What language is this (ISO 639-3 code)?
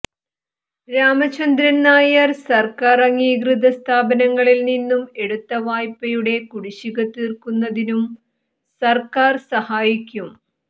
mal